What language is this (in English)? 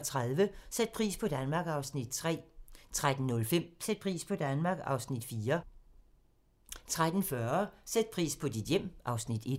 Danish